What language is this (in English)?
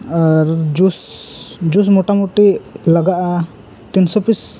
Santali